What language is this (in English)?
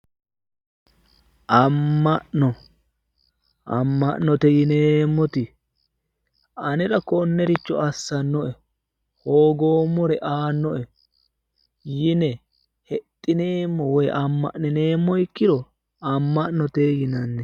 Sidamo